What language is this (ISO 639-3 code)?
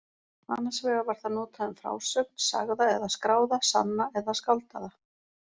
isl